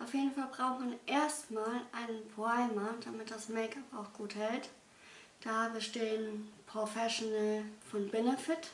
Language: German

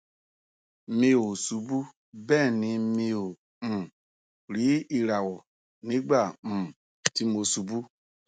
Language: Yoruba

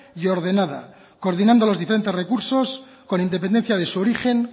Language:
Spanish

